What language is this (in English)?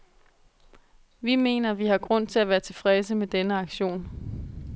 Danish